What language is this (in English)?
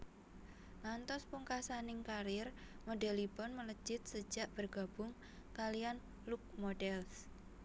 Javanese